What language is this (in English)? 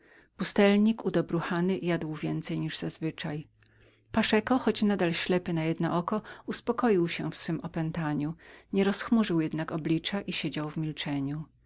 Polish